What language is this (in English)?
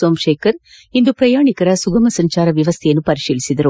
Kannada